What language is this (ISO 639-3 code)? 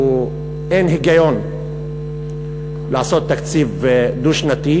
heb